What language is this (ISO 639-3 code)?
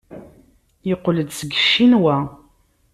kab